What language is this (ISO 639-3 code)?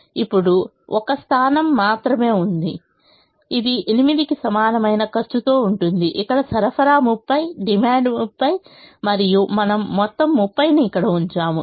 tel